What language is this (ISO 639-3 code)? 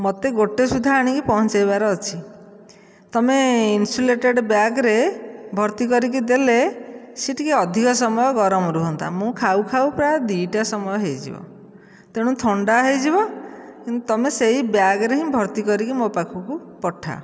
ori